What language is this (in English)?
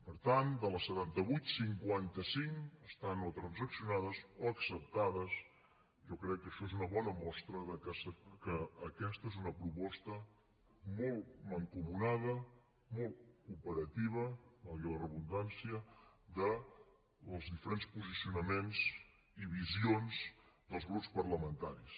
Catalan